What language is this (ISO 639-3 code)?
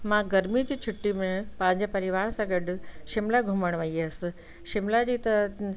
snd